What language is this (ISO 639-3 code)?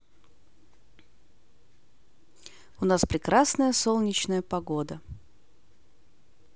rus